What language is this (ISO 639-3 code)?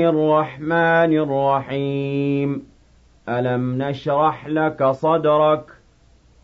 ara